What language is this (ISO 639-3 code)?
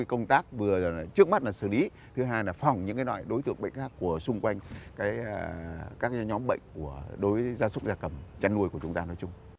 vie